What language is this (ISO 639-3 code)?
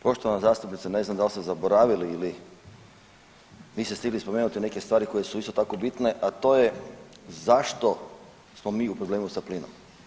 hrv